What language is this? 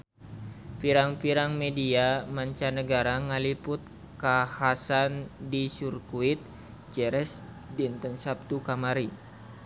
Sundanese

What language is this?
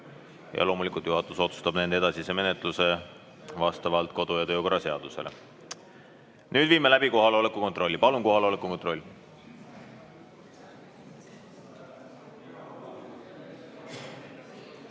Estonian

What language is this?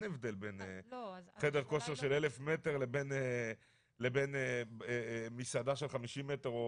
Hebrew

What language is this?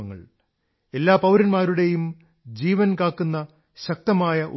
Malayalam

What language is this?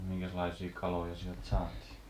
Finnish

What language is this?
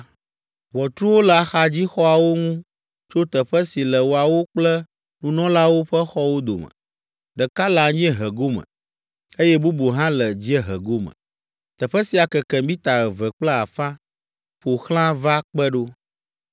Ewe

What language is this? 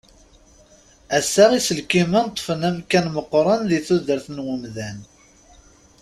Kabyle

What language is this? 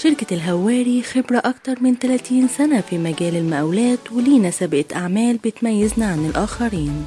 Arabic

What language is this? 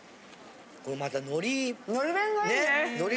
Japanese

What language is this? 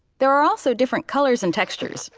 English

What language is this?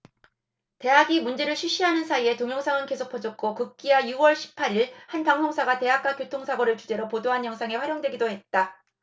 Korean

